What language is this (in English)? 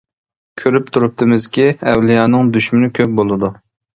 Uyghur